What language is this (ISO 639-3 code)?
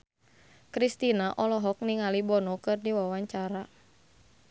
sun